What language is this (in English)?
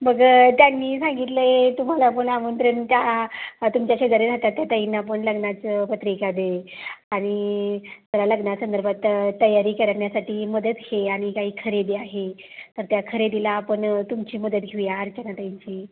Marathi